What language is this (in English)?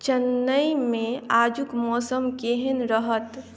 Maithili